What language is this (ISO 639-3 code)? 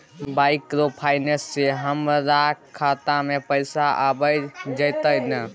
mai